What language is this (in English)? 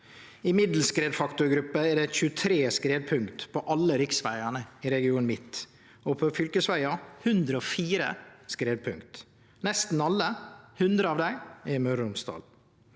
Norwegian